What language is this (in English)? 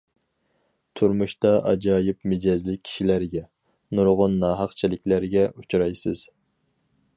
Uyghur